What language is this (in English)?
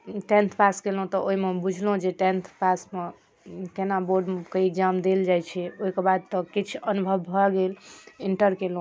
Maithili